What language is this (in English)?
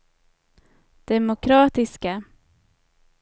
Swedish